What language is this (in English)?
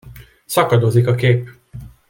Hungarian